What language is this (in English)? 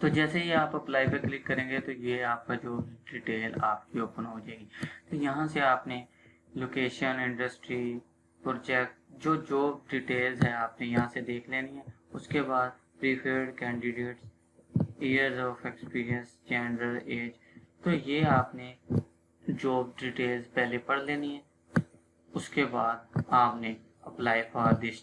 Urdu